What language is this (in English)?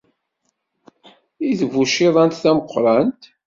Kabyle